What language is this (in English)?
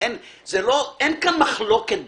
Hebrew